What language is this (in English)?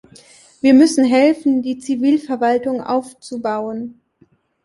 German